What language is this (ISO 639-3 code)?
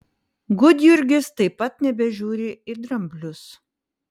lit